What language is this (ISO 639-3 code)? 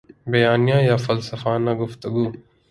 urd